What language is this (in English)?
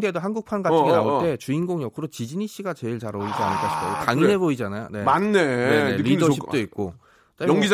Korean